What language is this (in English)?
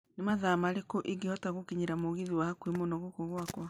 Kikuyu